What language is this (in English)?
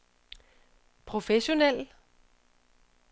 Danish